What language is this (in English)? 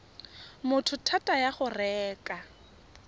Tswana